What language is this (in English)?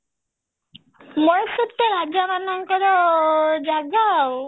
Odia